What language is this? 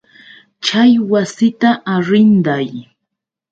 Yauyos Quechua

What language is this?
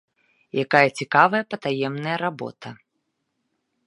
Belarusian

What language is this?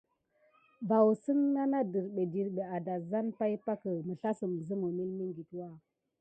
Gidar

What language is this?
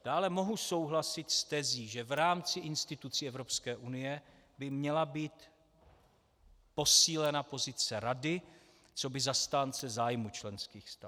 Czech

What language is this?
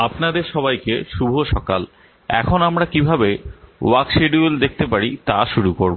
Bangla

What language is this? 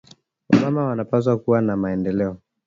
Swahili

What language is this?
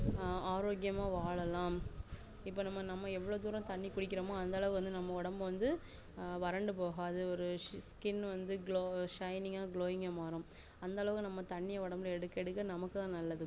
Tamil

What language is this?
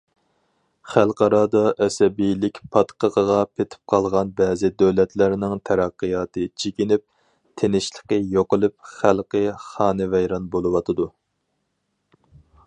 Uyghur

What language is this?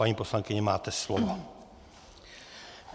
Czech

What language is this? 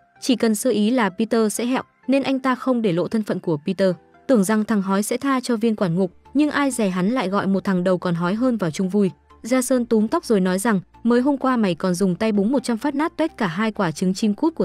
Vietnamese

